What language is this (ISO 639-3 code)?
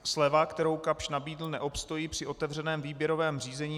ces